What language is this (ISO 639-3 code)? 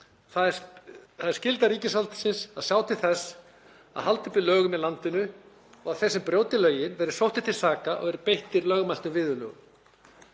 isl